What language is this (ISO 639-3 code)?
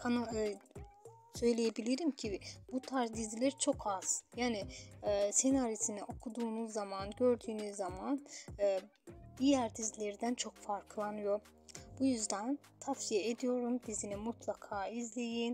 tur